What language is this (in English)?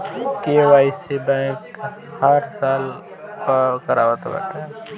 Bhojpuri